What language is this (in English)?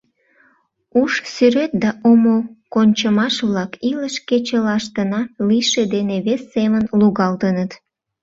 Mari